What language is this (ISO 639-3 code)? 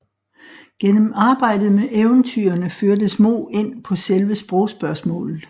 dan